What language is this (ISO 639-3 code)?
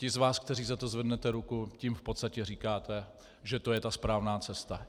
ces